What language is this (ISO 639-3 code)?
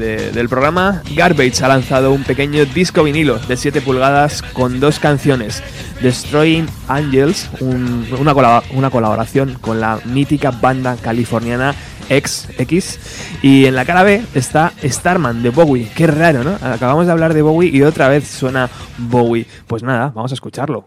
spa